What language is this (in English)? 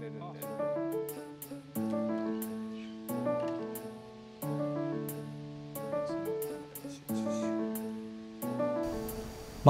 Japanese